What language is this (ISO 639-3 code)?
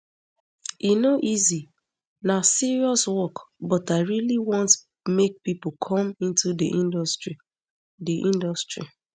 pcm